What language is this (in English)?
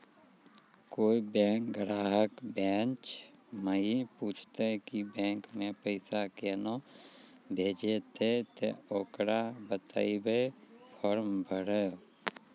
Maithili